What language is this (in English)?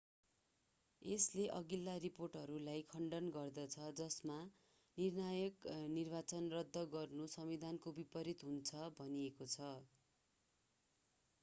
Nepali